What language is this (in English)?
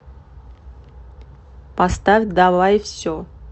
Russian